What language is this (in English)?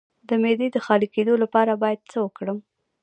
Pashto